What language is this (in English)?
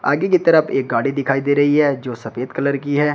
Hindi